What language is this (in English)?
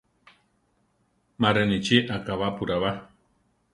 Central Tarahumara